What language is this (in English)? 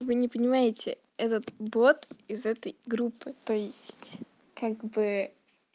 Russian